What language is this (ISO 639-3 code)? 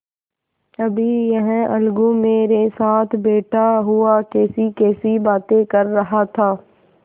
hin